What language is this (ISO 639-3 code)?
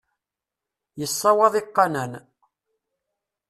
kab